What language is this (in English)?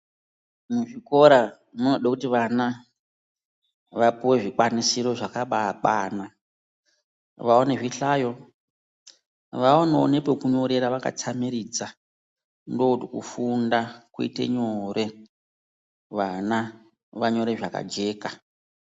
Ndau